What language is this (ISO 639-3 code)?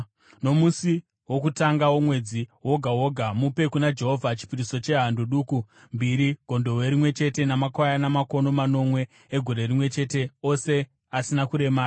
sna